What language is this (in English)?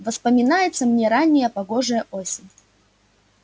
Russian